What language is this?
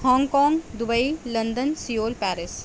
Urdu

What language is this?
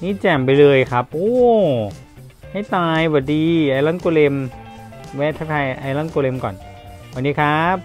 Thai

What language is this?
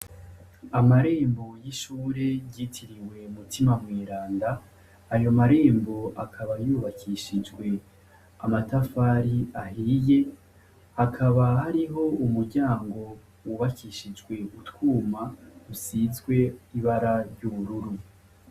Rundi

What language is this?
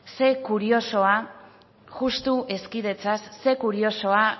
Basque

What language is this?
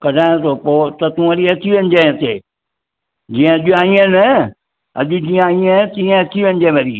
Sindhi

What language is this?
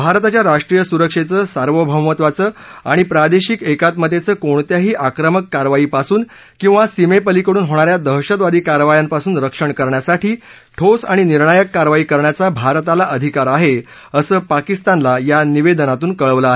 Marathi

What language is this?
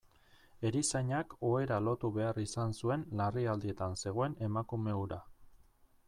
Basque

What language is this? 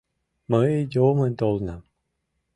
Mari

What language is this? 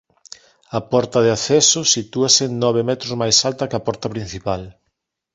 Galician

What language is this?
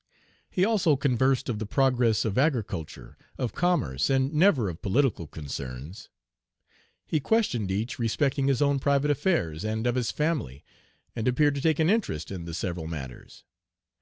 English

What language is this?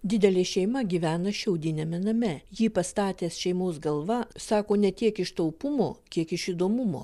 Lithuanian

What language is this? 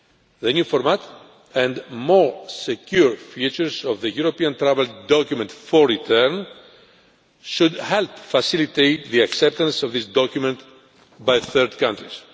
English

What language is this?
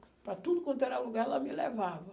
Portuguese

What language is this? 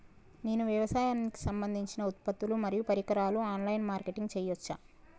Telugu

